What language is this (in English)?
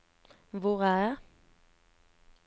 Norwegian